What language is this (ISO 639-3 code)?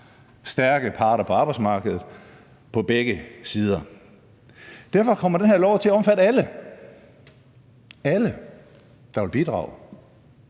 dan